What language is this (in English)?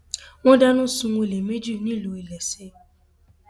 Yoruba